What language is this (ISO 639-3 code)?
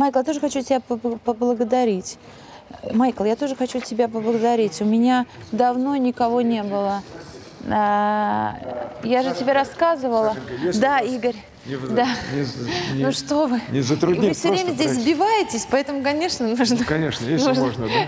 rus